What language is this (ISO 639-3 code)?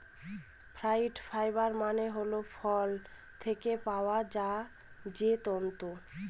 ben